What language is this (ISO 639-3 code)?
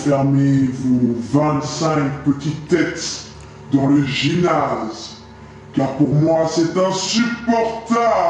fra